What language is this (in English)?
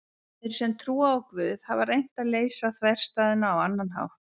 Icelandic